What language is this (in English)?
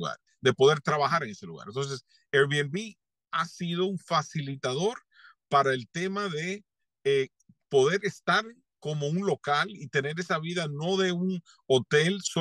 Spanish